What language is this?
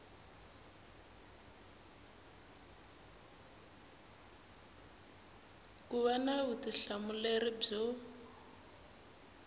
Tsonga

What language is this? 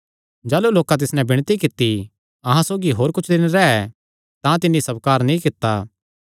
Kangri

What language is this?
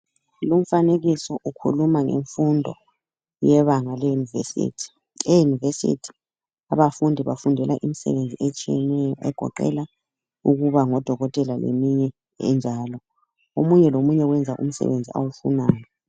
North Ndebele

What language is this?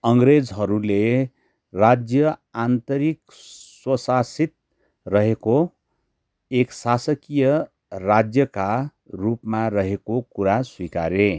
Nepali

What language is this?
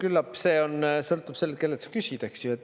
Estonian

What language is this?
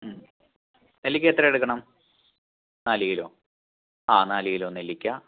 Malayalam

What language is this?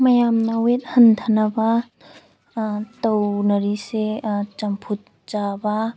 Manipuri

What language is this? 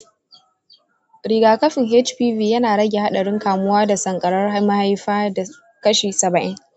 Hausa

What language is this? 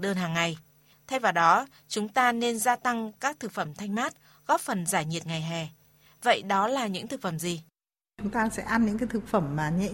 Vietnamese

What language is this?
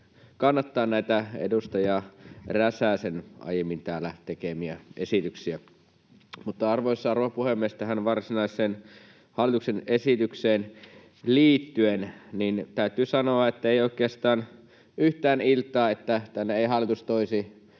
Finnish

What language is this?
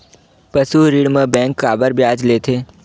Chhattisgarhi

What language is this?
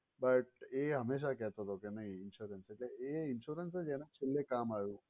Gujarati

